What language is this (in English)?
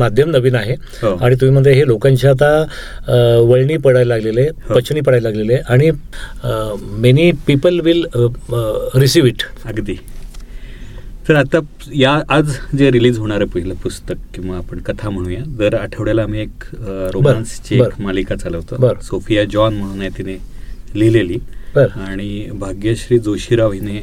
Marathi